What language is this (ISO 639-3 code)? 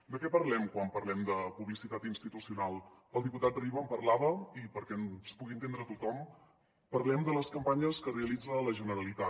cat